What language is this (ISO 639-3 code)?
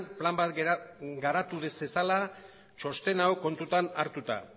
eus